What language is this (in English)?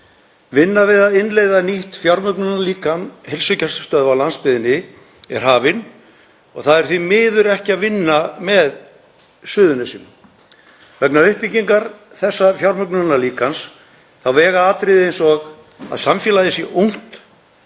Icelandic